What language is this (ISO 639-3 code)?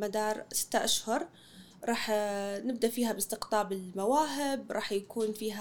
ara